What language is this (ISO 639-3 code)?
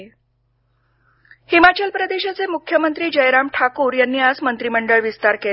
mar